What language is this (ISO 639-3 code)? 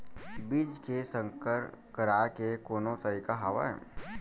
hne